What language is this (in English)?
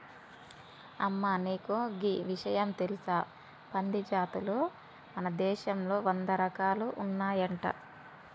Telugu